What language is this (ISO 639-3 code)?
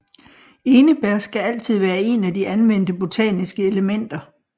dan